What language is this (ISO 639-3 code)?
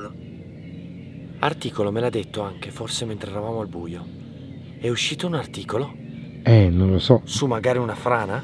ita